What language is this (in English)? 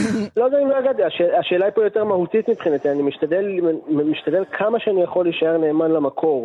Hebrew